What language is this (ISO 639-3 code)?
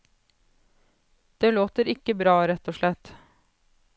nor